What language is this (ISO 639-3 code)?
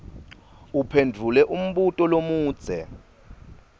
ssw